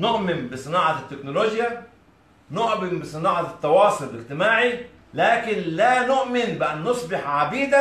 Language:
Arabic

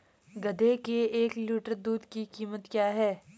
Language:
Hindi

